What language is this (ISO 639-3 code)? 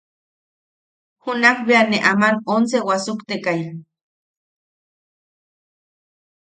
yaq